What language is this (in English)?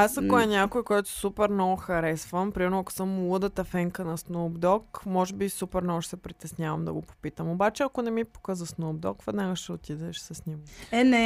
Bulgarian